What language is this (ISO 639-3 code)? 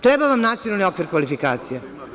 srp